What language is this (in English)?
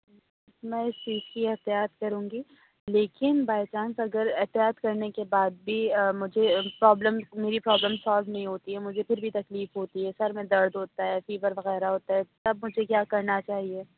Urdu